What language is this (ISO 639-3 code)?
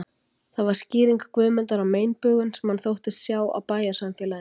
isl